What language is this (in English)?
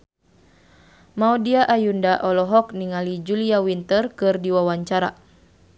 Sundanese